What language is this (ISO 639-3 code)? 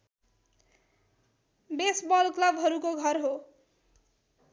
nep